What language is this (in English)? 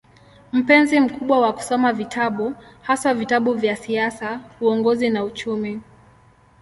Swahili